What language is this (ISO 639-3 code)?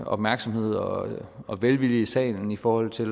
dan